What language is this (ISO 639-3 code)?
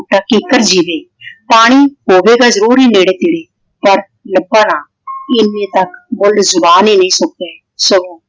pan